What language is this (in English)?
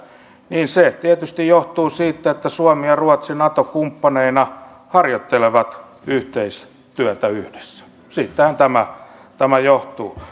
Finnish